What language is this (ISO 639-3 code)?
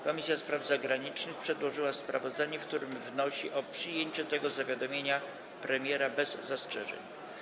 pol